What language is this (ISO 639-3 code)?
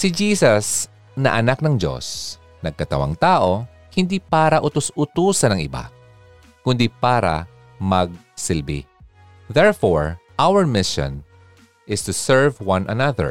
fil